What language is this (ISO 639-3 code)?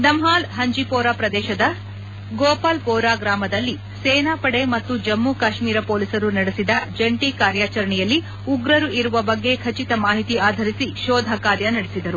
kan